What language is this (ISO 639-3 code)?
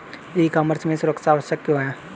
hin